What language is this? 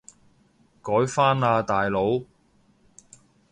Cantonese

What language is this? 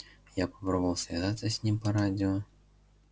Russian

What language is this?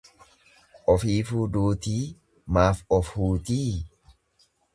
Oromo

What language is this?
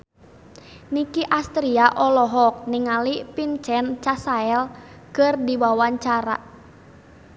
Sundanese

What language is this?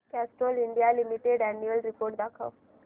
Marathi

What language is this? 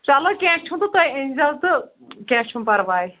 Kashmiri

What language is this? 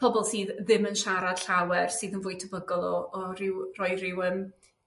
Welsh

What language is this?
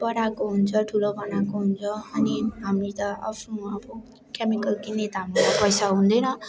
Nepali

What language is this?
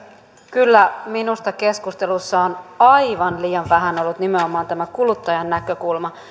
Finnish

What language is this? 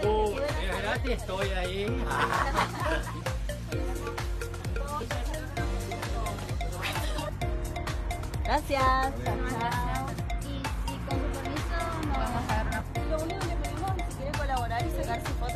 Spanish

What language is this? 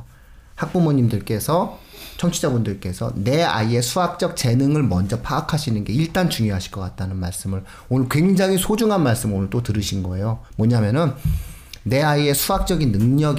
Korean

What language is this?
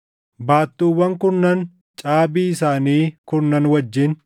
Oromo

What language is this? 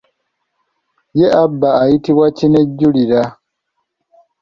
Ganda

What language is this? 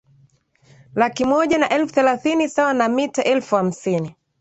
Swahili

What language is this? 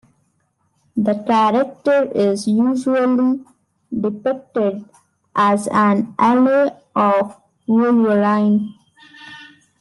English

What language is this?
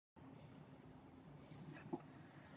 English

